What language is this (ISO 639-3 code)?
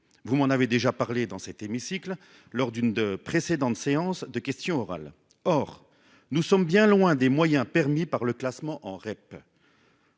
fra